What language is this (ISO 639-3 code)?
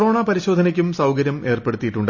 mal